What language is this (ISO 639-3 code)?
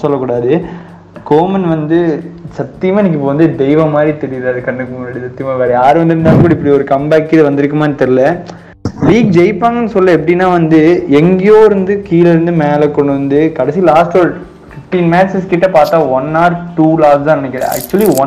tam